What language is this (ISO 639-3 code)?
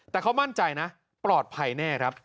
tha